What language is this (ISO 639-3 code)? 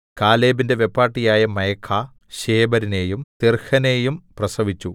mal